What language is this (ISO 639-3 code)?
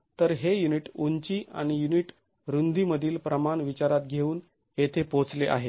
mar